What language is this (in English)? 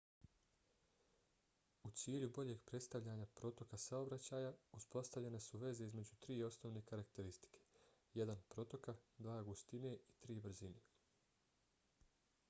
Bosnian